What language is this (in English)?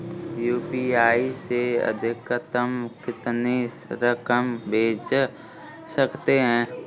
Hindi